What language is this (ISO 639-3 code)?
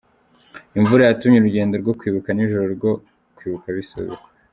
kin